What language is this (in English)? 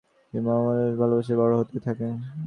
Bangla